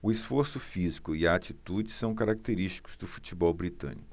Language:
Portuguese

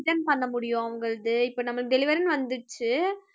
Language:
Tamil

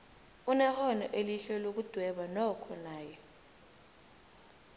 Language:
South Ndebele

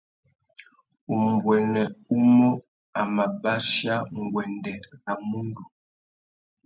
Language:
Tuki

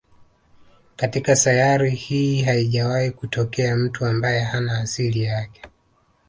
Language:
Swahili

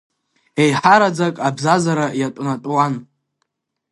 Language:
Abkhazian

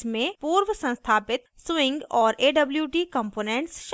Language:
Hindi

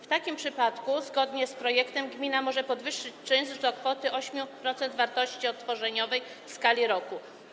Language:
Polish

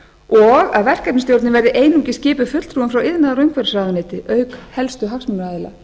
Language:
Icelandic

